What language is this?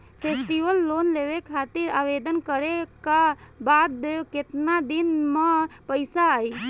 Bhojpuri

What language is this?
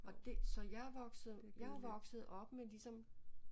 Danish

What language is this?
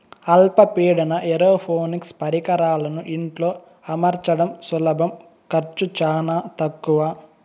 Telugu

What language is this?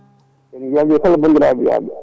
Fula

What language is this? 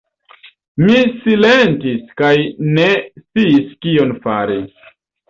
Esperanto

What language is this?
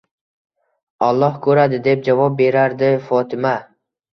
Uzbek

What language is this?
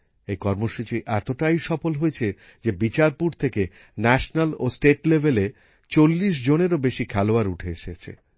Bangla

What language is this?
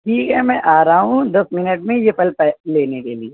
Urdu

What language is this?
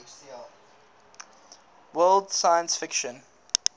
English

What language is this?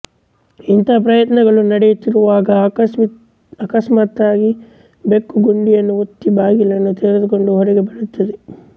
Kannada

